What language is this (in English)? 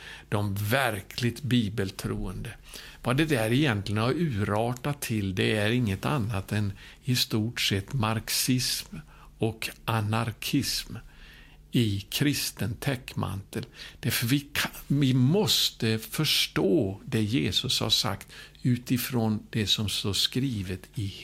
Swedish